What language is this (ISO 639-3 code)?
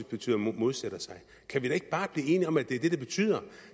dan